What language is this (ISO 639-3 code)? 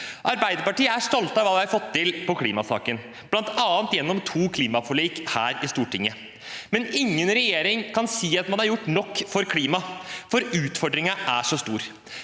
nor